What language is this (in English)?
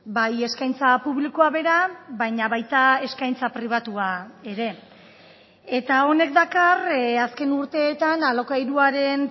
Basque